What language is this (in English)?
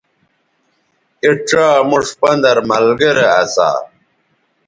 Bateri